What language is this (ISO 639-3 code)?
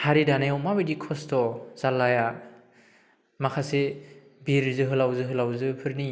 brx